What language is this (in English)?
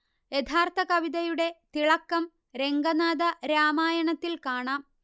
Malayalam